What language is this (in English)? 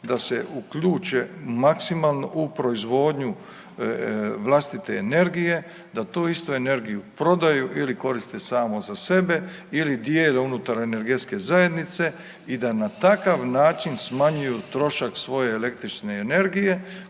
Croatian